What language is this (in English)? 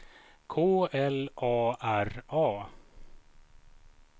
Swedish